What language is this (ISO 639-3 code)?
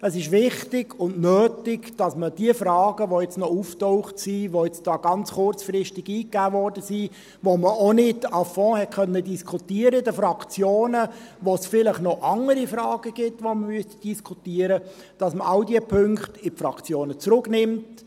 gsw